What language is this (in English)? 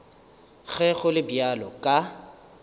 Northern Sotho